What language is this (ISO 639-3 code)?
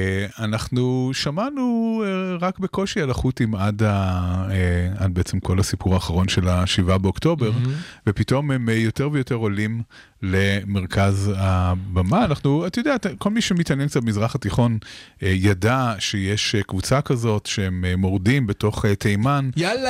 heb